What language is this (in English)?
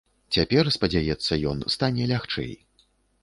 Belarusian